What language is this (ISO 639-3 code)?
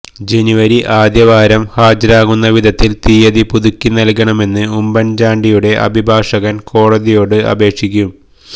mal